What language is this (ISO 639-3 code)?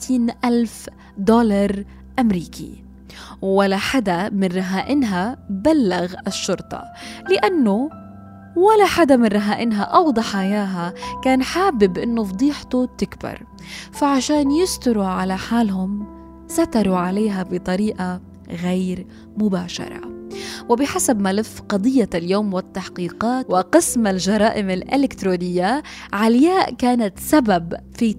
ara